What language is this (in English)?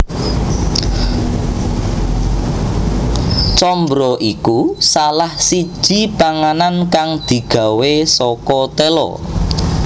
Javanese